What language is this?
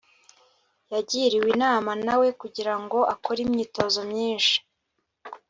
Kinyarwanda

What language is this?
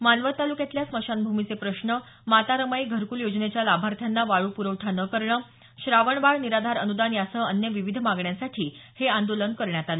Marathi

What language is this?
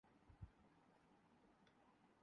Urdu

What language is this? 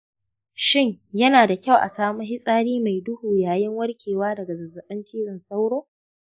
Hausa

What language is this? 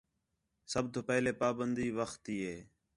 Khetrani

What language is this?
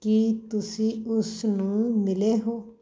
Punjabi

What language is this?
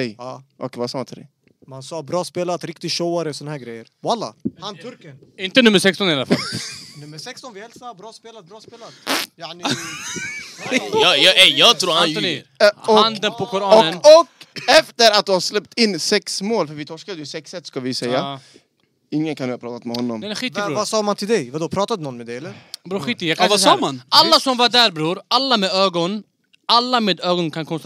Swedish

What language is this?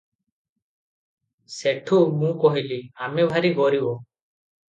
Odia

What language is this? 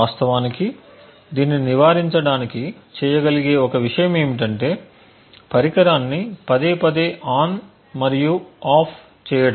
Telugu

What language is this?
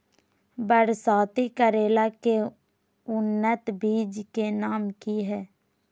Magahi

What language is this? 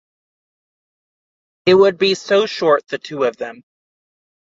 English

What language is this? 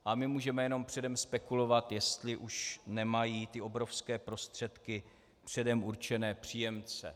Czech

